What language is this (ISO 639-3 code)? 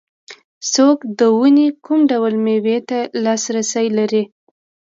pus